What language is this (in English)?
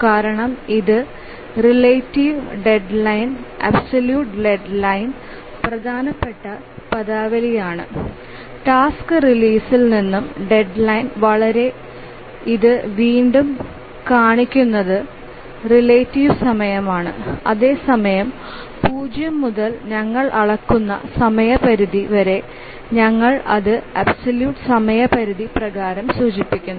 Malayalam